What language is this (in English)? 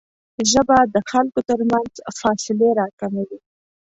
Pashto